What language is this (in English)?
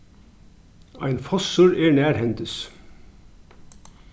Faroese